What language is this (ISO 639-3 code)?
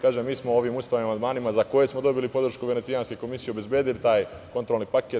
srp